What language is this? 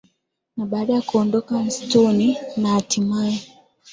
Swahili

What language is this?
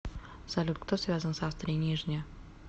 Russian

